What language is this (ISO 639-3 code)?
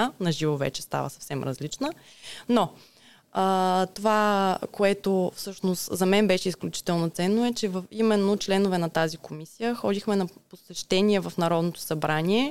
bul